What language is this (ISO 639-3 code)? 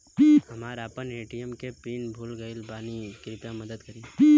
bho